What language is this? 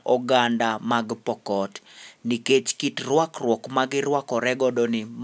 Luo (Kenya and Tanzania)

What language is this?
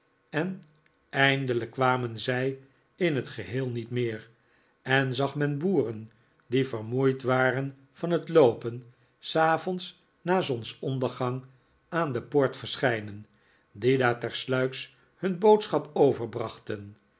Dutch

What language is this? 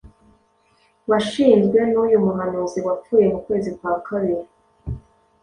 Kinyarwanda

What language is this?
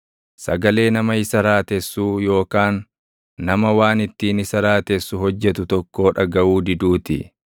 Oromo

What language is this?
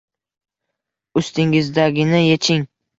Uzbek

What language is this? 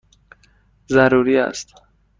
Persian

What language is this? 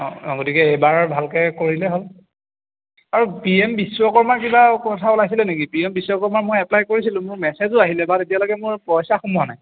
Assamese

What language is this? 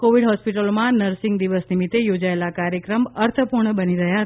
Gujarati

